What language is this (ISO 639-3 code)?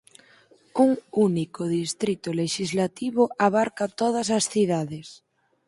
glg